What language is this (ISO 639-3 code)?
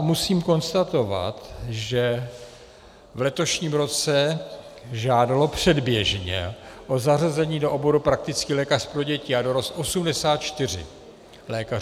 ces